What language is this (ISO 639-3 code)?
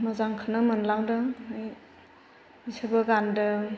brx